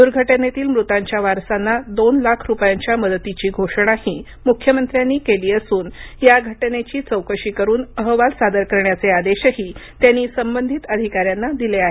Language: Marathi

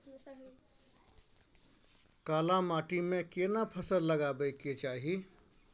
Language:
Maithili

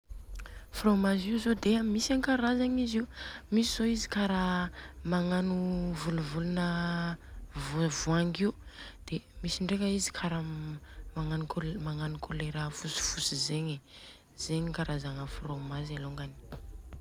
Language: Southern Betsimisaraka Malagasy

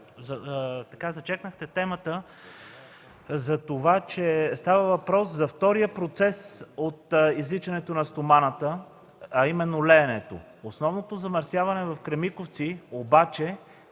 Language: Bulgarian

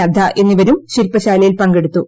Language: Malayalam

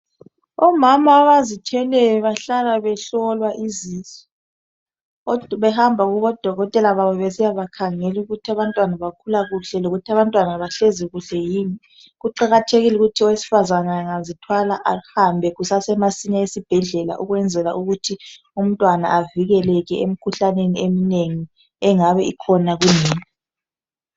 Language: North Ndebele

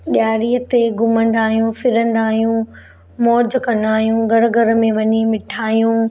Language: Sindhi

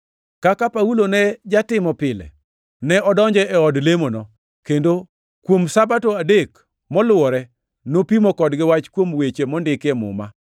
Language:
Luo (Kenya and Tanzania)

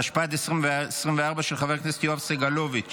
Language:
Hebrew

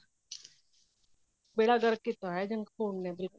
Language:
Punjabi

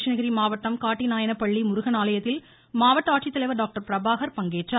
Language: Tamil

